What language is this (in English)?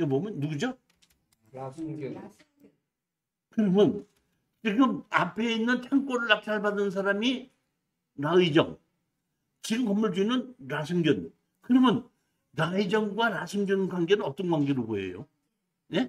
Korean